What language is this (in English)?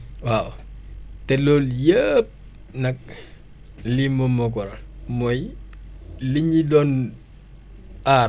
Wolof